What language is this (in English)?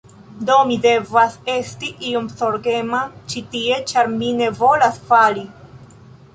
Esperanto